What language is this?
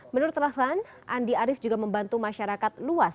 Indonesian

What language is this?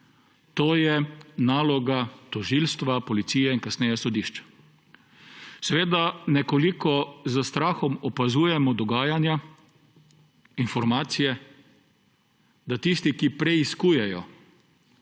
Slovenian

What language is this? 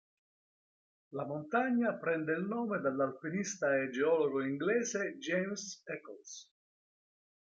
Italian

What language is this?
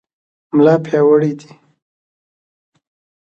Pashto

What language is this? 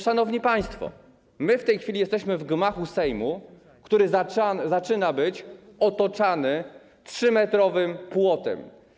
Polish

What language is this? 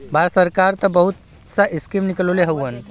Bhojpuri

